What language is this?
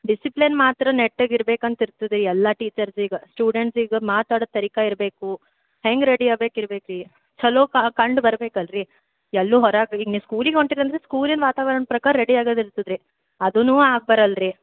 Kannada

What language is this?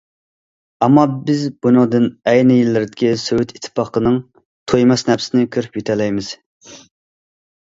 Uyghur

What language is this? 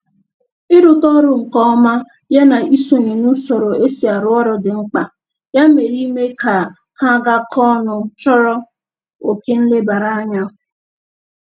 Igbo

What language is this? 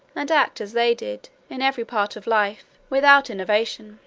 English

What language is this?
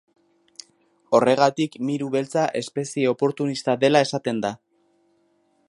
Basque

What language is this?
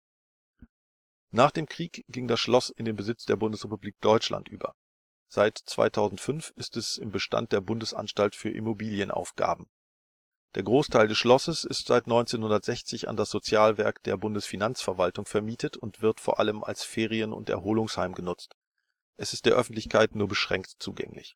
German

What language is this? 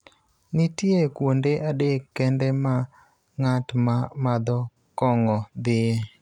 Luo (Kenya and Tanzania)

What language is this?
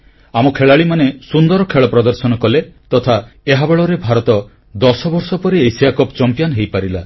Odia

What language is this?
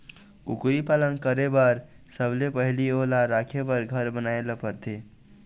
Chhattisgarhi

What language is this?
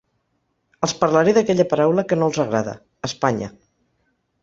Catalan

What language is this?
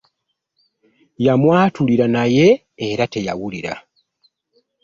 Ganda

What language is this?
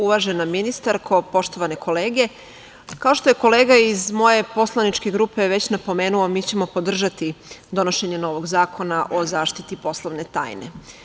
Serbian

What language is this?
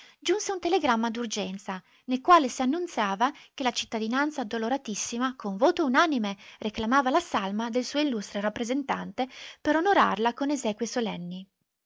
Italian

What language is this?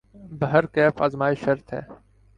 Urdu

